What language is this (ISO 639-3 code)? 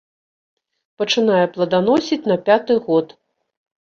bel